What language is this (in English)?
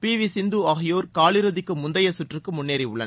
Tamil